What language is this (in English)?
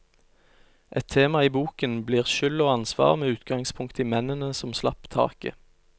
Norwegian